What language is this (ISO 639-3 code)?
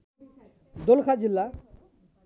nep